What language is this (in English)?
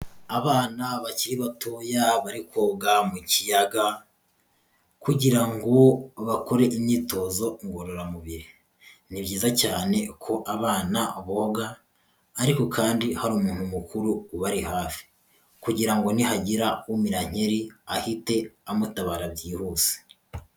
Kinyarwanda